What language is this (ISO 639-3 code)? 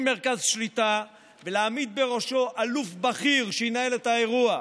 heb